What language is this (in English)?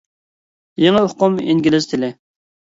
Uyghur